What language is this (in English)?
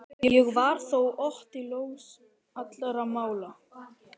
Icelandic